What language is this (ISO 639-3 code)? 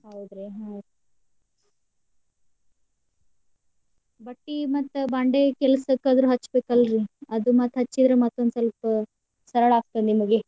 kan